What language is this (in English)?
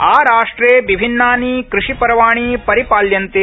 Sanskrit